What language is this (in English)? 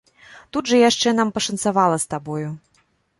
Belarusian